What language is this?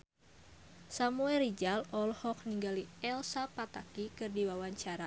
Sundanese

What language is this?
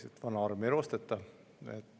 Estonian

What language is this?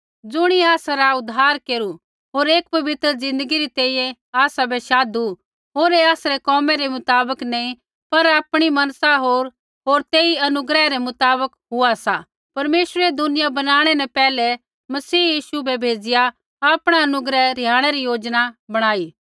Kullu Pahari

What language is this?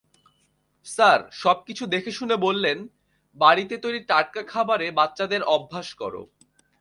Bangla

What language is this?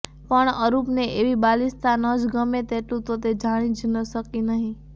Gujarati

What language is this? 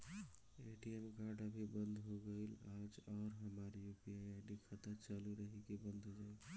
Bhojpuri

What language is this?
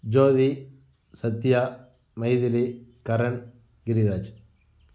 Tamil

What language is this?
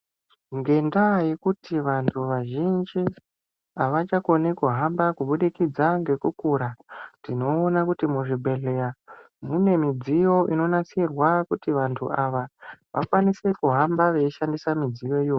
Ndau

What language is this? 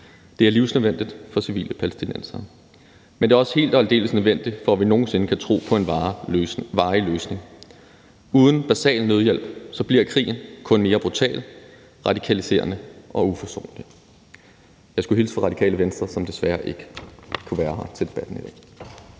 Danish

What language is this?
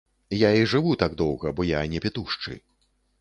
Belarusian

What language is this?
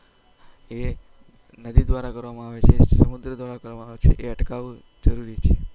Gujarati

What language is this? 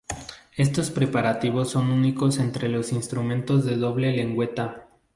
Spanish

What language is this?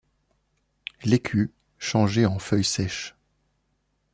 French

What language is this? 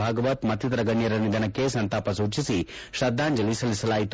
Kannada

